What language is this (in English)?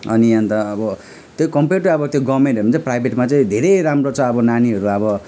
Nepali